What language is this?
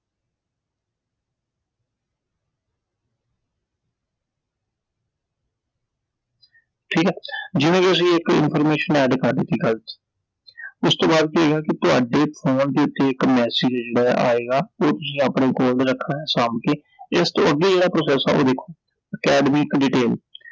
Punjabi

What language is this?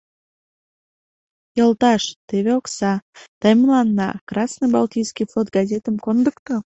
Mari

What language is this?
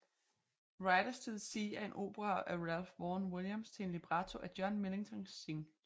Danish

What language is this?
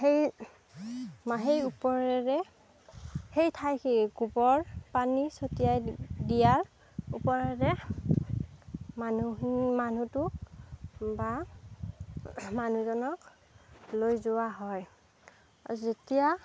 Assamese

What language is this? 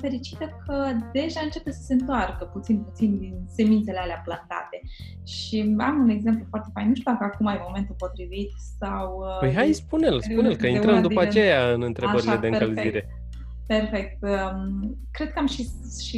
Romanian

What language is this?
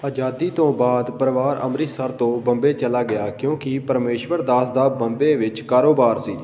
Punjabi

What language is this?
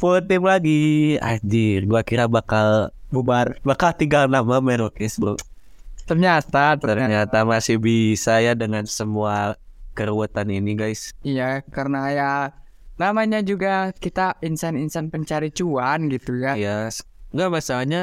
Indonesian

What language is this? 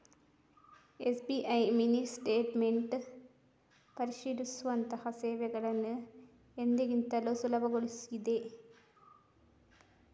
Kannada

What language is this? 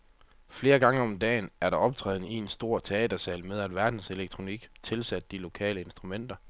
Danish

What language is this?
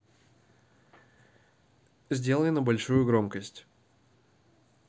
Russian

